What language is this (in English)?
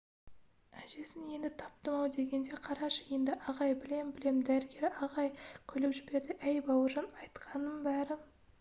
Kazakh